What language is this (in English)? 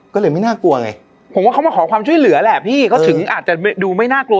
Thai